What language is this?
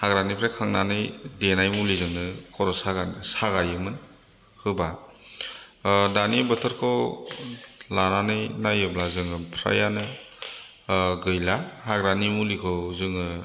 Bodo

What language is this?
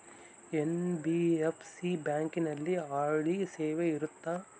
Kannada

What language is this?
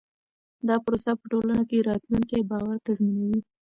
Pashto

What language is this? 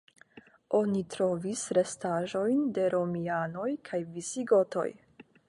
Esperanto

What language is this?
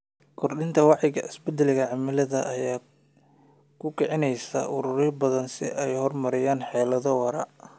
Somali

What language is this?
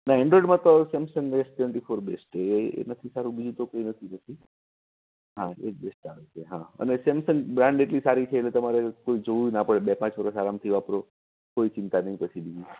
Gujarati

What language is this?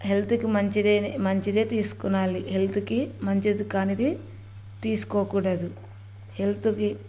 Telugu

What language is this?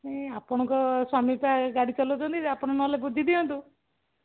Odia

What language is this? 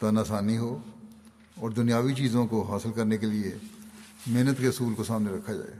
Urdu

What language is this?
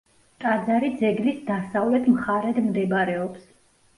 Georgian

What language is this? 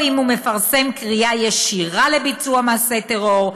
Hebrew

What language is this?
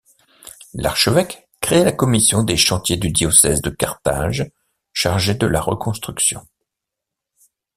French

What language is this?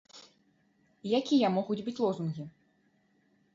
Belarusian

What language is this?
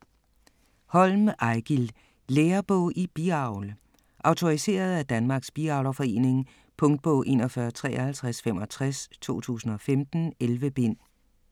Danish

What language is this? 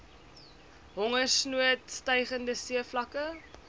Afrikaans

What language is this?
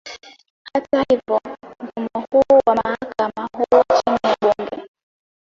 Swahili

